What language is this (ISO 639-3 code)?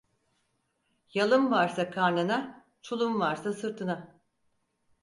tur